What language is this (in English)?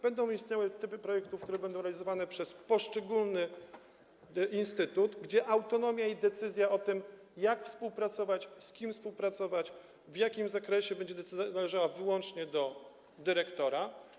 Polish